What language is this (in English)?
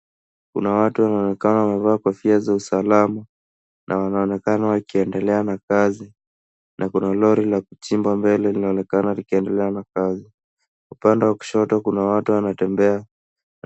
Swahili